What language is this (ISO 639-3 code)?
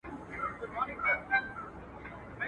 pus